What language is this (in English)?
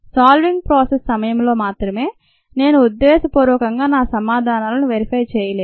Telugu